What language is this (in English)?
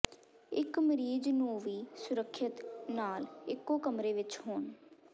Punjabi